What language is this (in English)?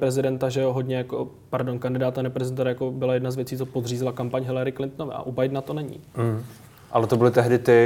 Czech